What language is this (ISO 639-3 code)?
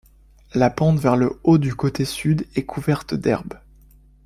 fra